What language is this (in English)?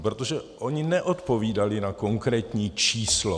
Czech